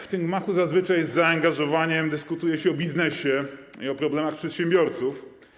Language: Polish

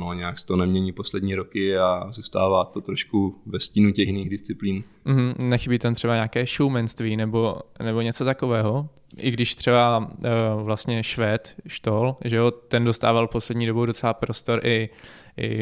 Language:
Czech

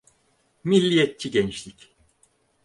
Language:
Turkish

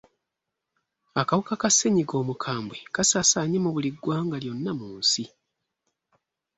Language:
Ganda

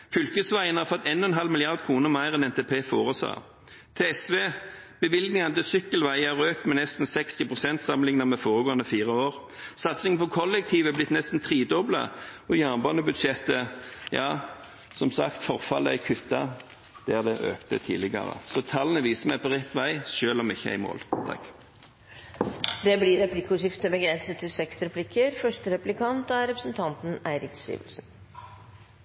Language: Norwegian Bokmål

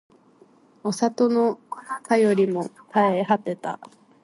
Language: Japanese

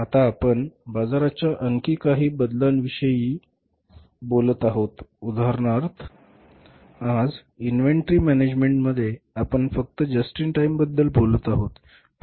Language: Marathi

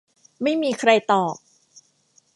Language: Thai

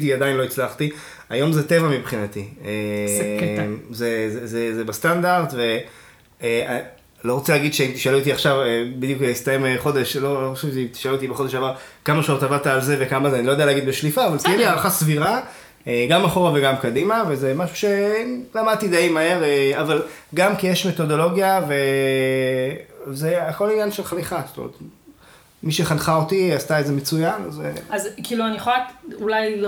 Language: Hebrew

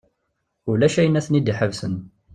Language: Kabyle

